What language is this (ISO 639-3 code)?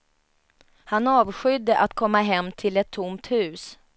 swe